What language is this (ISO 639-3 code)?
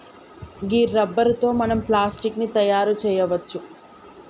tel